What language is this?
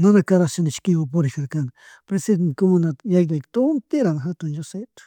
Chimborazo Highland Quichua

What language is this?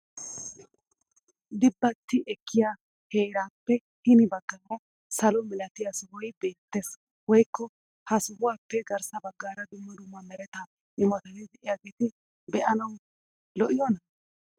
Wolaytta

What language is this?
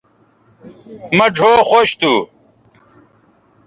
Bateri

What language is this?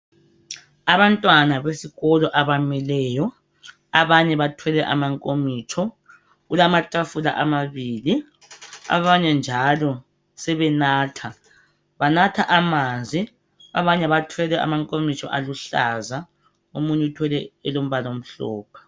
North Ndebele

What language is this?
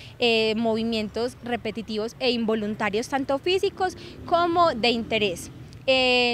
Spanish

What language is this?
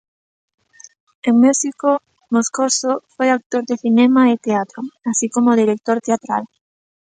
Galician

